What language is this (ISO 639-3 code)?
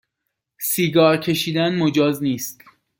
fas